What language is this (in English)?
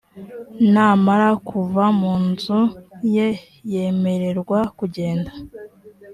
Kinyarwanda